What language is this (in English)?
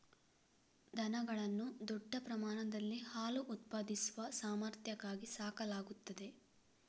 Kannada